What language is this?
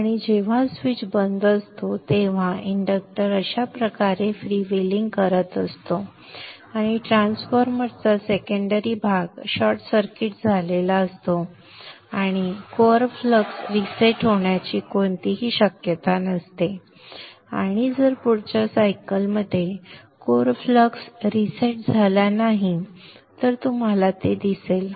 Marathi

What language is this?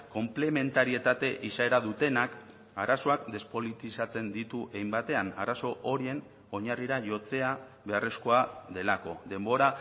Basque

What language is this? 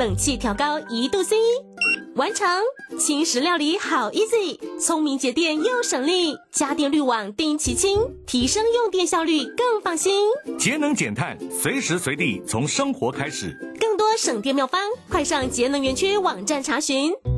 Chinese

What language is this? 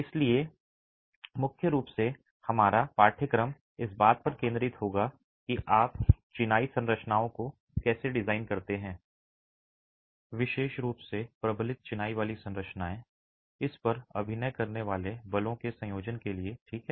Hindi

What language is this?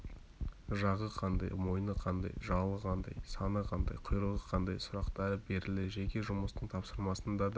Kazakh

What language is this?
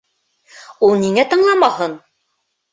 Bashkir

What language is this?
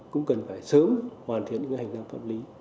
Vietnamese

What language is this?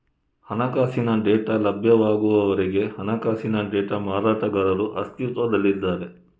Kannada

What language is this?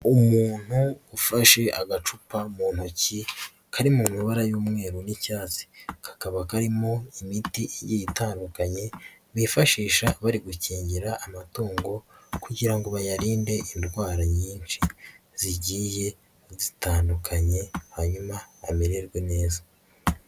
Kinyarwanda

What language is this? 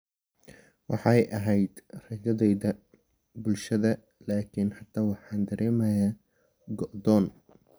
Somali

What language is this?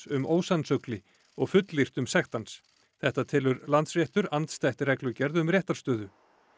Icelandic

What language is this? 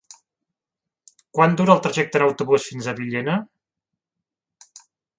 Catalan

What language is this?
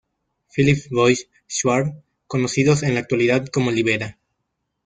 Spanish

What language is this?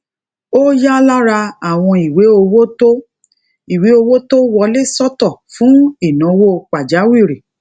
Yoruba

